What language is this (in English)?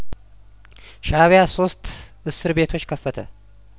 Amharic